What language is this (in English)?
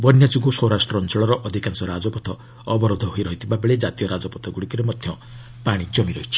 Odia